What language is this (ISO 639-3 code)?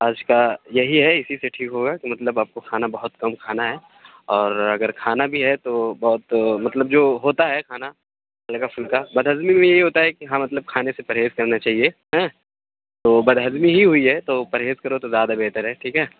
urd